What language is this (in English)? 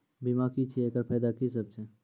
Maithili